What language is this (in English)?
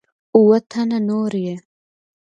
Pashto